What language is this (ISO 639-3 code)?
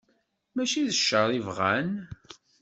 kab